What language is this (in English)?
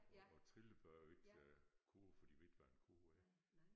Danish